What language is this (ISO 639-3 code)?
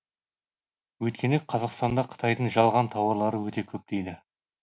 kaz